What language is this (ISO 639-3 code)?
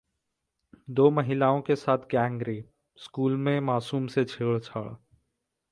hin